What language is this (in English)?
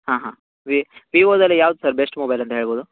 Kannada